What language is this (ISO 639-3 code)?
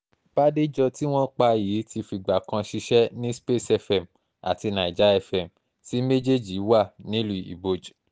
yor